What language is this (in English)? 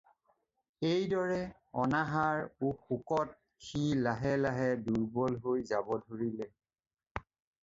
Assamese